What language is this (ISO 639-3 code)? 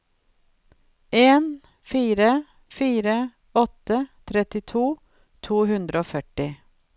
nor